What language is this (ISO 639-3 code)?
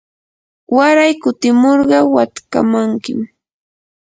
qur